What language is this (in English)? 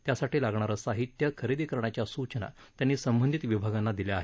Marathi